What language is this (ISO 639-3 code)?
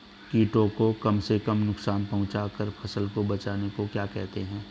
hin